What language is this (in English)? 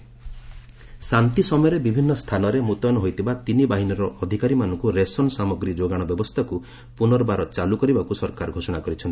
Odia